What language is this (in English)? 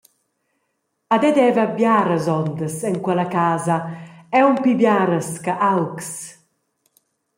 Romansh